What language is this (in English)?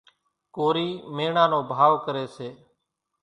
Kachi Koli